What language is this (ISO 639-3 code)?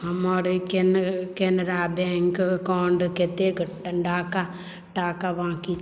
mai